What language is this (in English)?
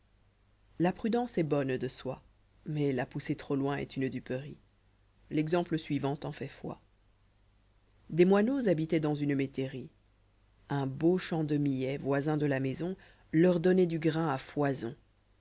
French